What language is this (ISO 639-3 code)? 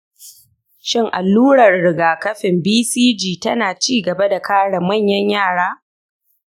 hau